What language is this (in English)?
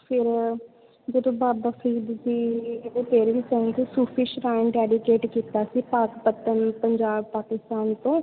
Punjabi